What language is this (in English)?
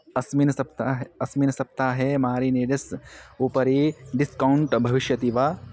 Sanskrit